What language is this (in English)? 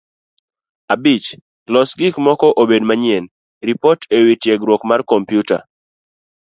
Luo (Kenya and Tanzania)